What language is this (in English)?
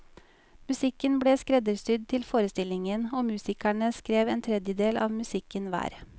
Norwegian